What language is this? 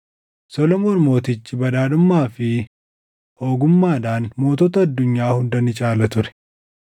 Oromo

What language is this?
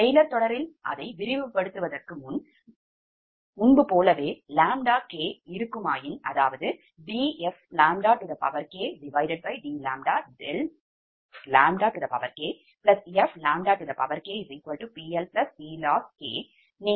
Tamil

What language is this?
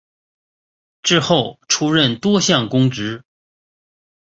Chinese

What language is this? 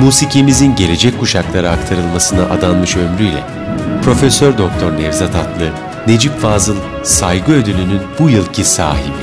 Turkish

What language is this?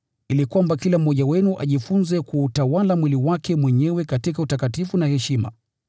Swahili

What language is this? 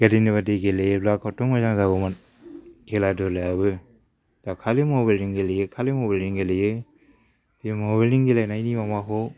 Bodo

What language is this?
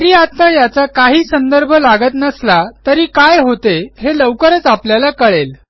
Marathi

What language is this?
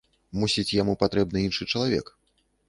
Belarusian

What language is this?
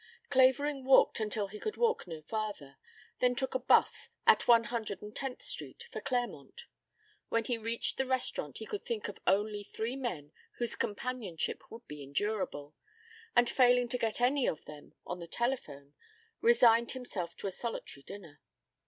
English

